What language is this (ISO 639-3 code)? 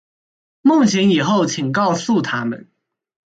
zho